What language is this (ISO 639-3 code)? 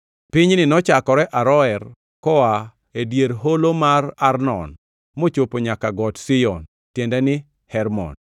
luo